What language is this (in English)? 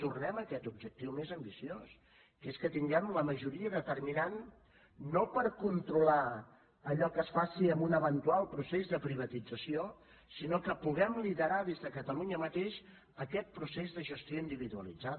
Catalan